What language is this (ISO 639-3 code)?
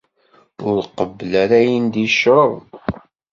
kab